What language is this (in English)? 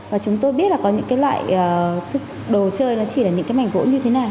Vietnamese